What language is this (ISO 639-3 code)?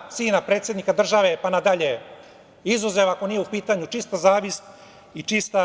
srp